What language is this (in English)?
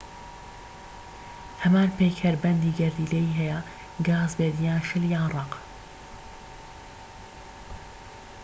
Central Kurdish